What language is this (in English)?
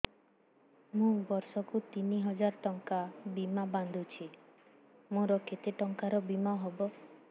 Odia